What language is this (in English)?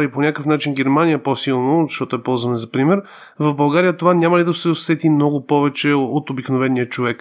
Bulgarian